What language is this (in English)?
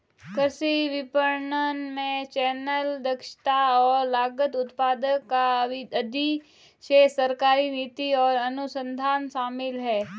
Hindi